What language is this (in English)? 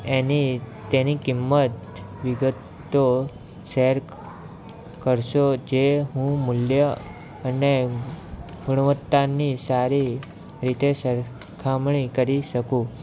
Gujarati